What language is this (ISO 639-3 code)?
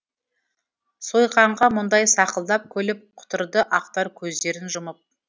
kaz